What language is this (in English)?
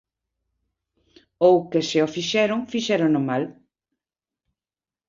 Galician